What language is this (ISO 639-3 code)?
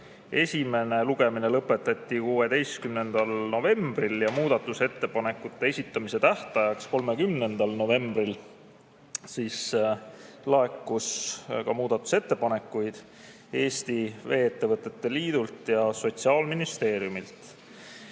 est